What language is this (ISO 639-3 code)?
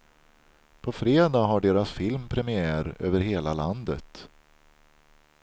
swe